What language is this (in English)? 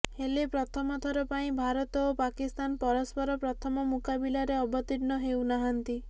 Odia